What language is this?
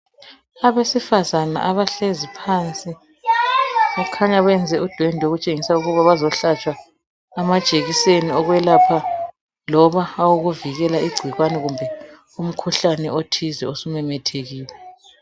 North Ndebele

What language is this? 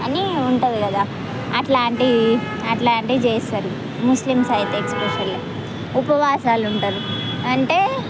Telugu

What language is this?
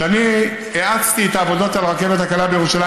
Hebrew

